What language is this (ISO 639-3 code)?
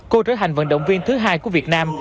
vie